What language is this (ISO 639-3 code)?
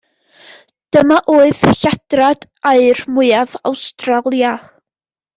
cym